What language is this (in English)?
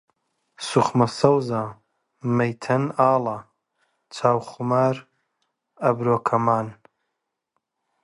Central Kurdish